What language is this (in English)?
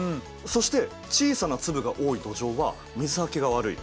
Japanese